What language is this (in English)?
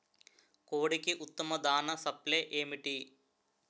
Telugu